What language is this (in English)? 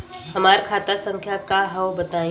Bhojpuri